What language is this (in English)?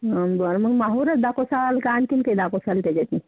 Marathi